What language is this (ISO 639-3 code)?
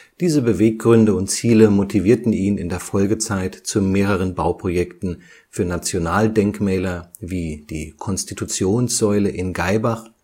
deu